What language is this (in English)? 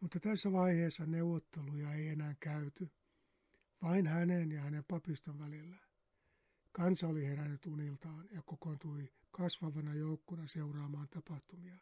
Finnish